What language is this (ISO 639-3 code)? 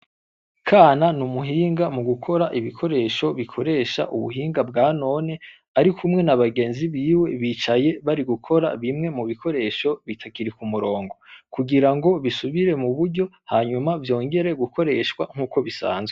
run